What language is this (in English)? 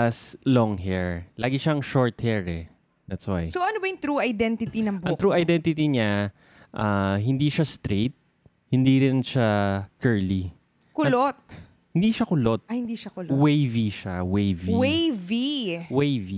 Filipino